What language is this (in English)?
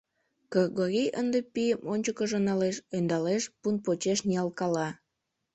Mari